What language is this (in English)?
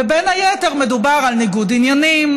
Hebrew